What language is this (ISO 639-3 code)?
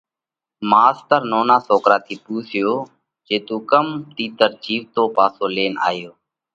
kvx